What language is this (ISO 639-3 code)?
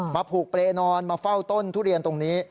tha